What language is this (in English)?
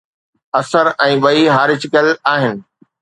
Sindhi